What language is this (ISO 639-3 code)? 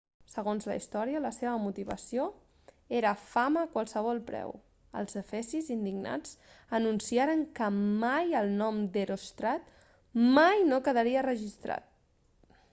cat